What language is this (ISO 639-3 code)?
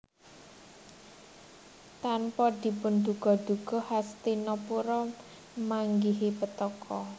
jav